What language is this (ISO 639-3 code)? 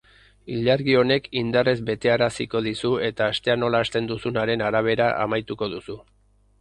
eus